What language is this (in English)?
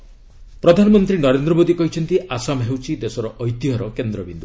Odia